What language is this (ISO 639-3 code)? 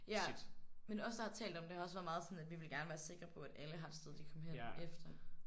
dan